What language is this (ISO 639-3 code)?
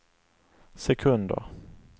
swe